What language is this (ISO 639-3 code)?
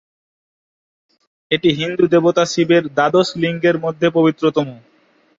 ben